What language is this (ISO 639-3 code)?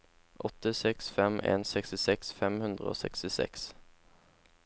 nor